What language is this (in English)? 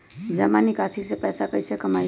Magahi